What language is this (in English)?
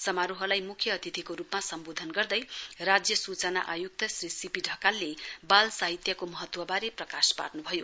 Nepali